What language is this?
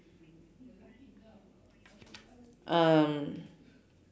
English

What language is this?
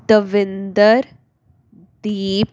Punjabi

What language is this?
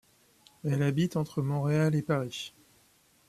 French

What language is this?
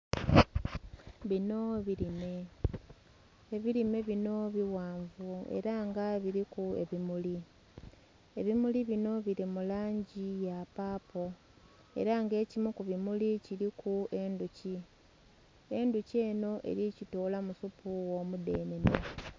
Soga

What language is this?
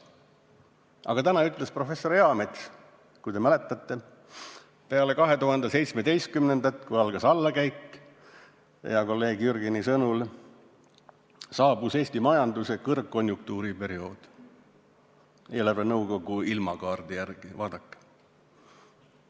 Estonian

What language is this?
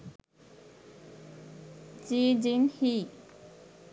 Sinhala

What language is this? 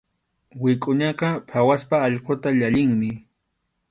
Arequipa-La Unión Quechua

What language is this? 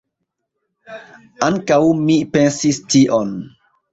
Esperanto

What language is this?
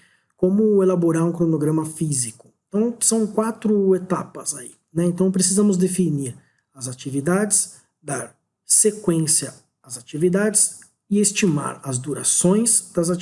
Portuguese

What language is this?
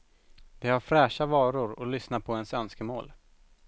Swedish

